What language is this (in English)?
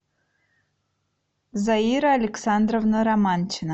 Russian